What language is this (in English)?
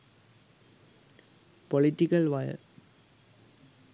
Sinhala